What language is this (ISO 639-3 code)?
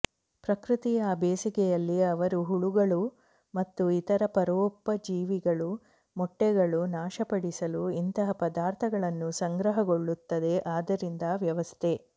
kan